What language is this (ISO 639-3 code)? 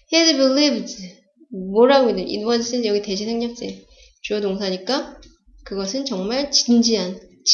kor